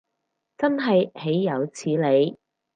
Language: Cantonese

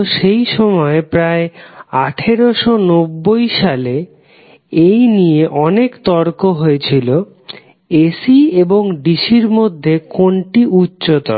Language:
Bangla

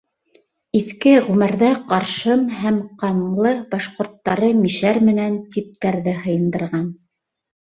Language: Bashkir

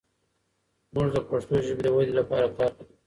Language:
Pashto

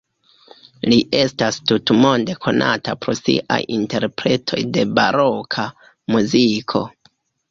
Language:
Esperanto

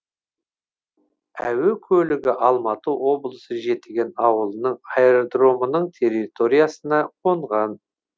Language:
Kazakh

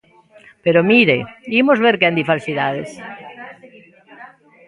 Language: Galician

